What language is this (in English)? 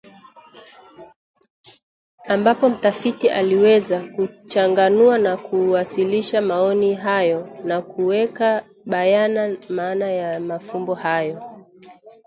Swahili